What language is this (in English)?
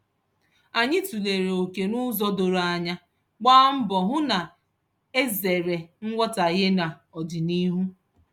Igbo